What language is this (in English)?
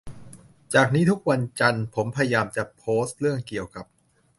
Thai